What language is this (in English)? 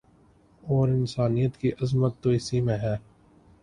Urdu